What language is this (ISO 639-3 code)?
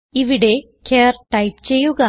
mal